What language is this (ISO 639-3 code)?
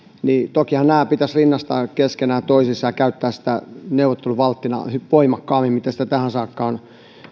fin